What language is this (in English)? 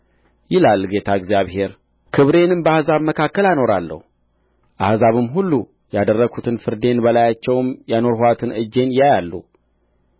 Amharic